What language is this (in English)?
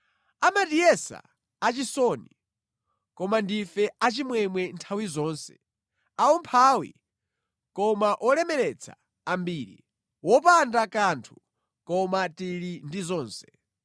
Nyanja